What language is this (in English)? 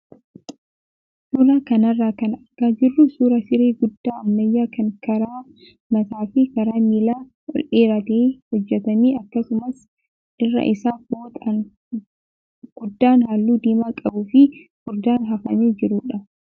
Oromo